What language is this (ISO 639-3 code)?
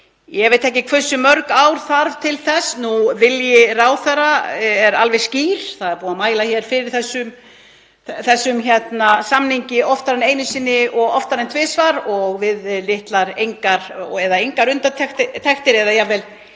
isl